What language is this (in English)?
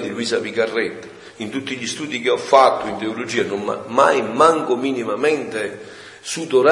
Italian